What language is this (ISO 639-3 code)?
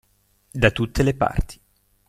ita